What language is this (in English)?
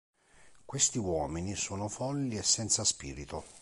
Italian